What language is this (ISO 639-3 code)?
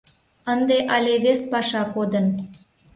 chm